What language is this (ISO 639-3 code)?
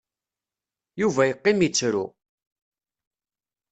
kab